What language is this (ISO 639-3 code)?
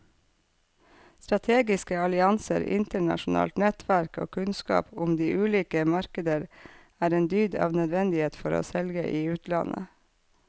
nor